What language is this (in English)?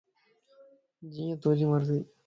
Lasi